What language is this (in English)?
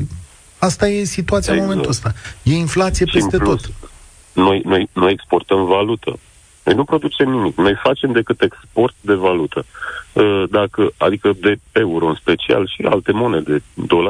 Romanian